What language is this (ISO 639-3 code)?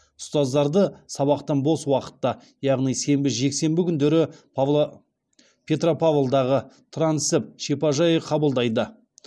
kaz